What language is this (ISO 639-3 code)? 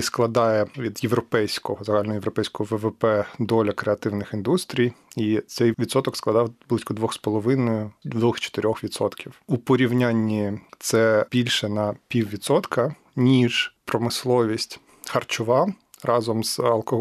ukr